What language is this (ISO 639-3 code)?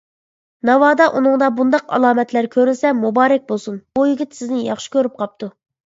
uig